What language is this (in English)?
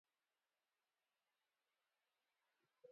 Basque